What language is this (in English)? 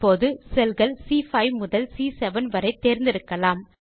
Tamil